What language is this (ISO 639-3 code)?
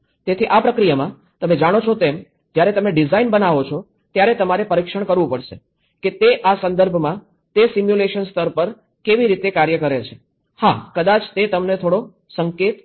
guj